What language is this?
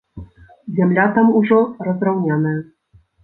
Belarusian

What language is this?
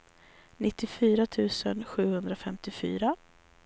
Swedish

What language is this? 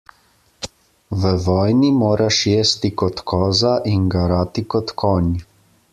Slovenian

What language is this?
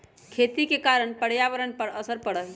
Magahi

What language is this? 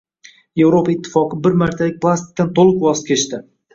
Uzbek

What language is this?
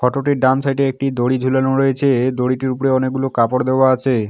Bangla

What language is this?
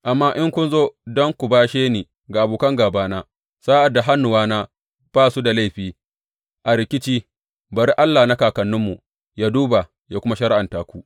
Hausa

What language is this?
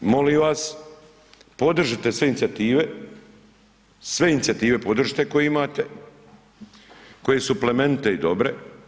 Croatian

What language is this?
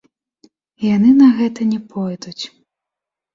Belarusian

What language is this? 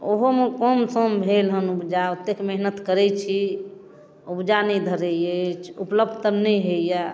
Maithili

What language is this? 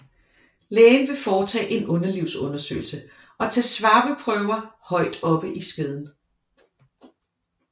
Danish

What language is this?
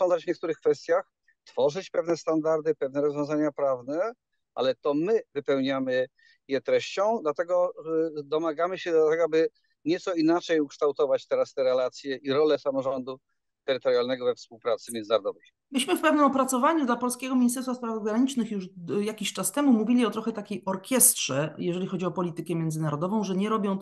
Polish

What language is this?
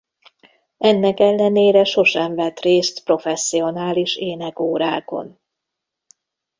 Hungarian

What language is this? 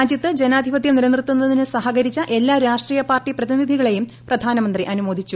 Malayalam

